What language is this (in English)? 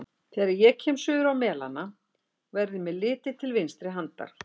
Icelandic